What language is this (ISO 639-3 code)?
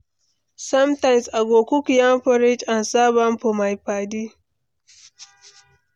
pcm